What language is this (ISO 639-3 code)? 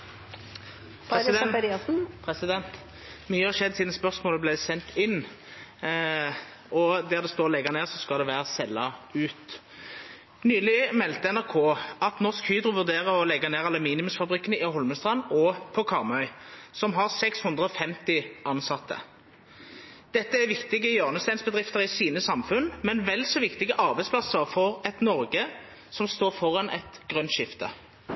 nno